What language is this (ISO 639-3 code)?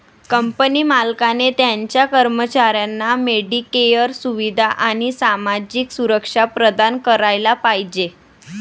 mar